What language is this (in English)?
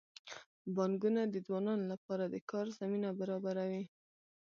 Pashto